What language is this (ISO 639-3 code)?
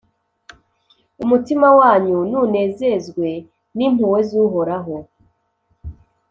kin